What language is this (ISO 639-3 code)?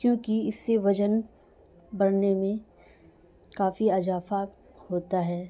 urd